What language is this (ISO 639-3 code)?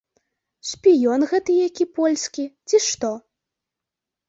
bel